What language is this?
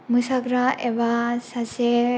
Bodo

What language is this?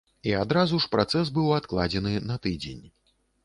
Belarusian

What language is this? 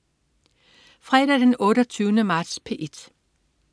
Danish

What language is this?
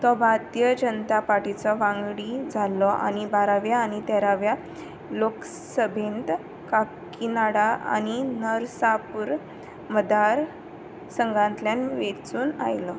Konkani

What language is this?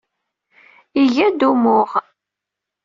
Kabyle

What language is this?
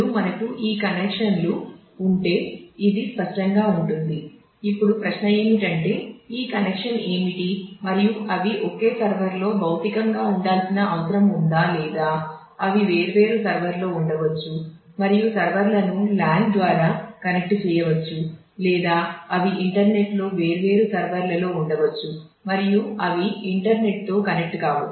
Telugu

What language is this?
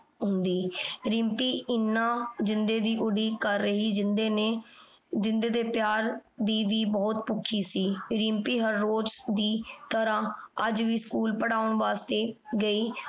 Punjabi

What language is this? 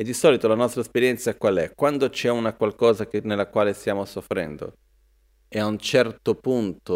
Italian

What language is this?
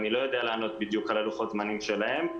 Hebrew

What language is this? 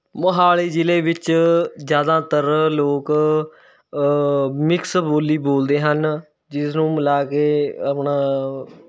Punjabi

